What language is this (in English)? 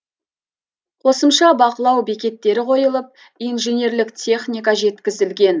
Kazakh